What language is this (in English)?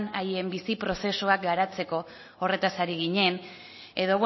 Basque